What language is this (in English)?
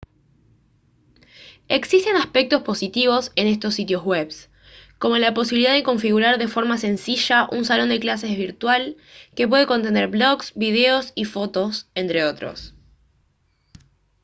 Spanish